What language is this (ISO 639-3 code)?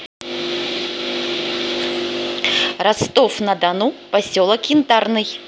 rus